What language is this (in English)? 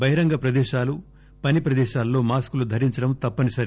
Telugu